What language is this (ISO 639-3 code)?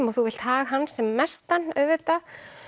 isl